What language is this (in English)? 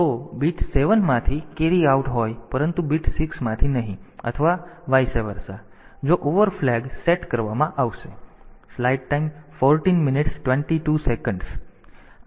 Gujarati